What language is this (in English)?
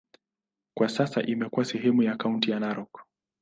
Swahili